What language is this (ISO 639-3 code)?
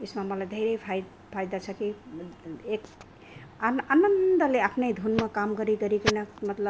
nep